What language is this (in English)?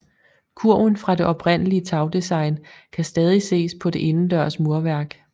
Danish